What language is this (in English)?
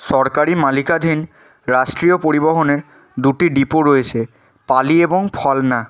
Bangla